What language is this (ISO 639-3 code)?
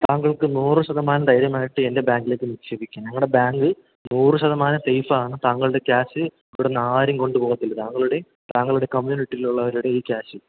mal